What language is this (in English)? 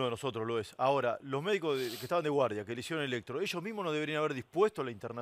Spanish